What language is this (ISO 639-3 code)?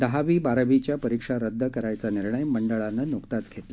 mar